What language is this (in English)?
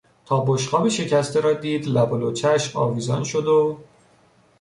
Persian